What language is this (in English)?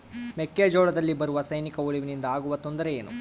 Kannada